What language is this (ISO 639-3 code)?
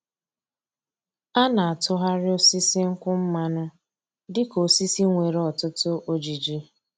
ibo